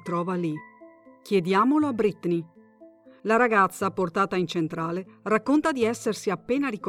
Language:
Italian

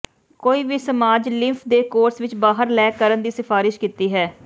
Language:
Punjabi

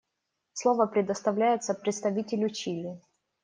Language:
Russian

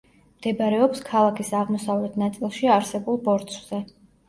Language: Georgian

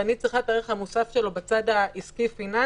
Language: Hebrew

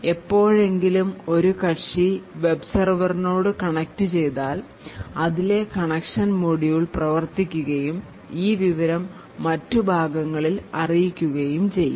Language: Malayalam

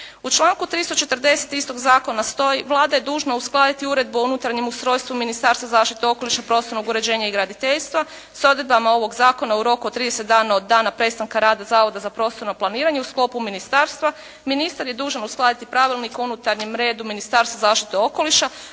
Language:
Croatian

